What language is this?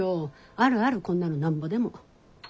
Japanese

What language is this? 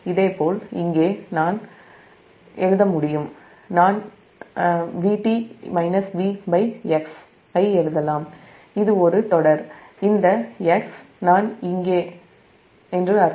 Tamil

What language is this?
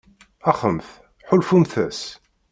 Kabyle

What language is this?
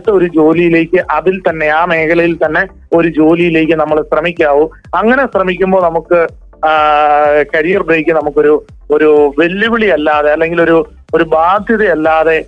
Malayalam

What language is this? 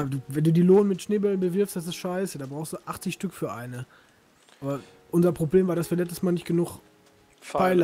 German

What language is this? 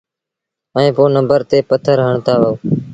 Sindhi Bhil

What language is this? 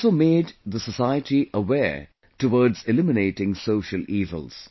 English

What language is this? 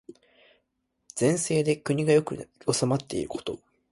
Japanese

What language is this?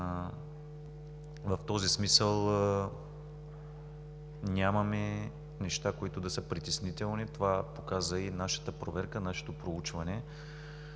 Bulgarian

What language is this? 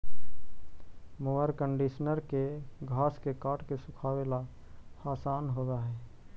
Magahi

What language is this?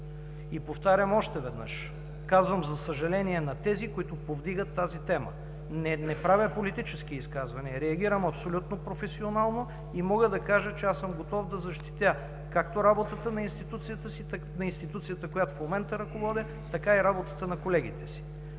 Bulgarian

